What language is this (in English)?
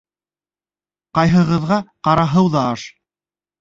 Bashkir